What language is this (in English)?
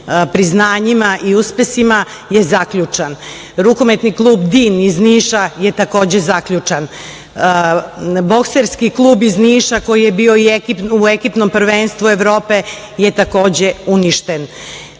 Serbian